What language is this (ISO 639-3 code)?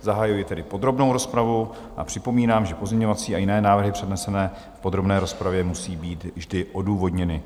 ces